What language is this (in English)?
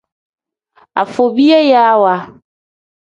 Tem